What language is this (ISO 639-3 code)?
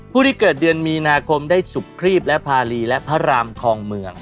tha